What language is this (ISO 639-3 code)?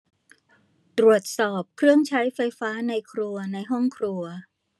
tha